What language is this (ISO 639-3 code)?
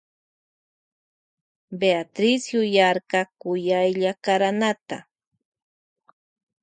qvj